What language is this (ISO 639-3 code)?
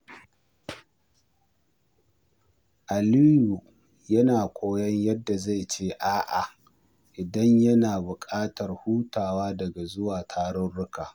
hau